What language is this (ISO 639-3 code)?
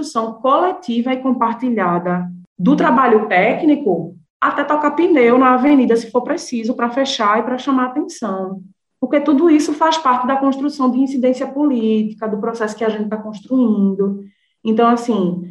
por